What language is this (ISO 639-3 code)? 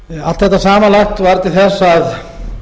isl